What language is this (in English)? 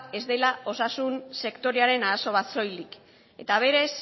Basque